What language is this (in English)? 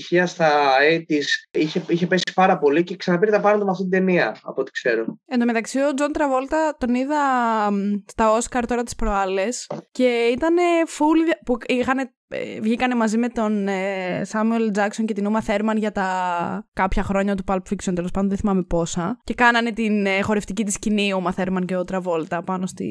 Greek